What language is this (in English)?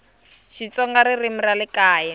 Tsonga